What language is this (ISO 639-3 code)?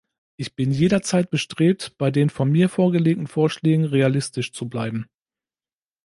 deu